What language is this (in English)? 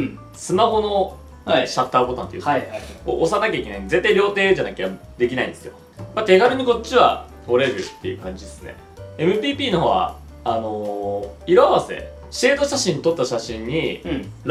Japanese